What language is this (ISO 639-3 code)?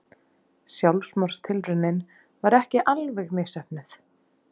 isl